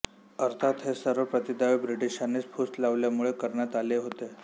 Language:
Marathi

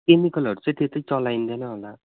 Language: Nepali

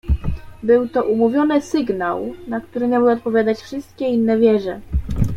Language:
Polish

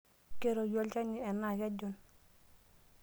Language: Masai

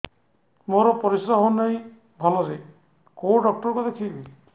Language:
Odia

